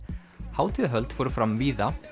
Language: Icelandic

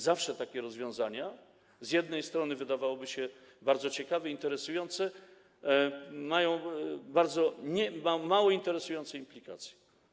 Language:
Polish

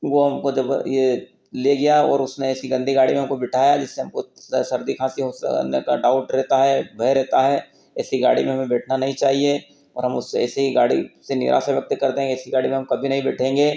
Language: Hindi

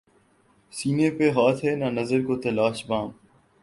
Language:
Urdu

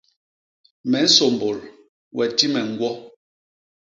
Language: Basaa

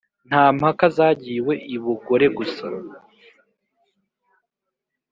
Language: Kinyarwanda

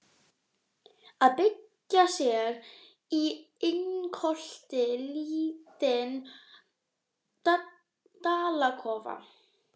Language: Icelandic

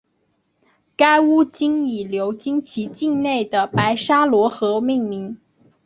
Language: Chinese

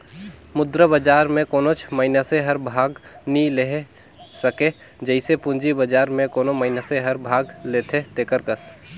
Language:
Chhattisgarhi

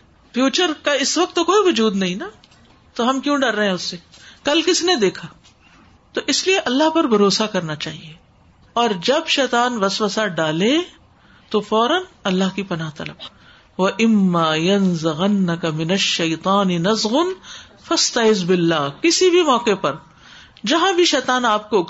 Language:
Urdu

